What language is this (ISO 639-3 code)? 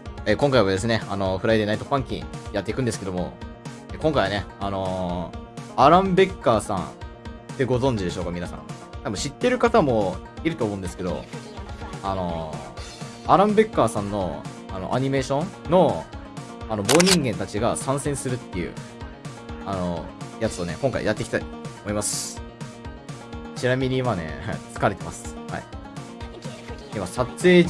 jpn